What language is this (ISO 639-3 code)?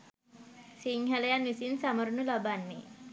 sin